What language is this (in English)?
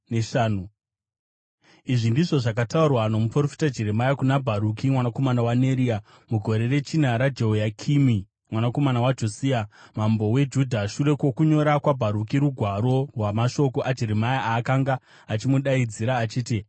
Shona